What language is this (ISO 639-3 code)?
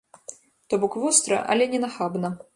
bel